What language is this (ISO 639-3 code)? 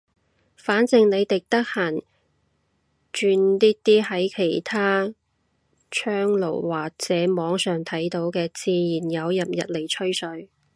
yue